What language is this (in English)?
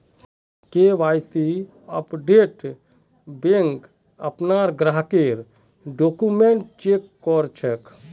Magahi